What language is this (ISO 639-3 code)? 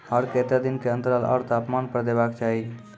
mai